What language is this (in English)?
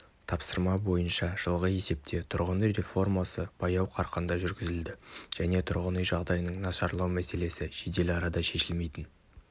Kazakh